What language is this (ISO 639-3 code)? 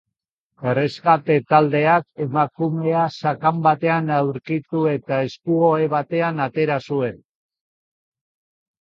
eus